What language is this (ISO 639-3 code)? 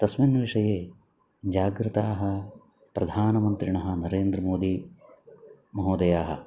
san